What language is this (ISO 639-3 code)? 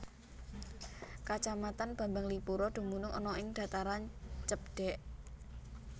jav